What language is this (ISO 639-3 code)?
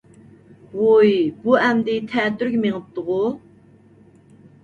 uig